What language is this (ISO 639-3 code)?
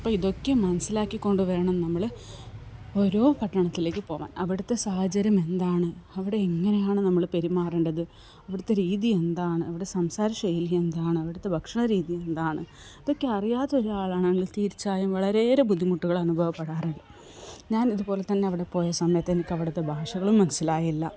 mal